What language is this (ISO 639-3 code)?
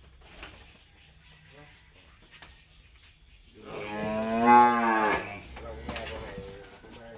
vie